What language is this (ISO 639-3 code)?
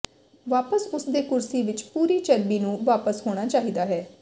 pan